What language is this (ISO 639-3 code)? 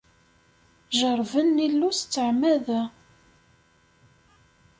kab